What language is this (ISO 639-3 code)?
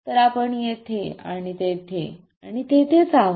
mar